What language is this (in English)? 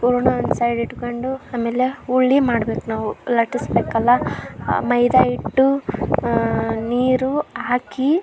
Kannada